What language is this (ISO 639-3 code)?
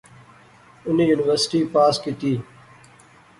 phr